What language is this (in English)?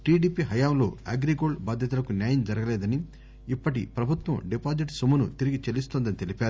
Telugu